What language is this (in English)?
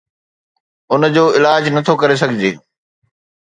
Sindhi